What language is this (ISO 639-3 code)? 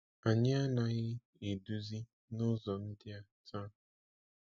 ibo